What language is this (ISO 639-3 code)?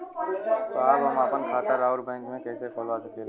bho